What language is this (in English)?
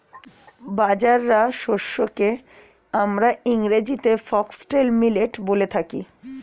Bangla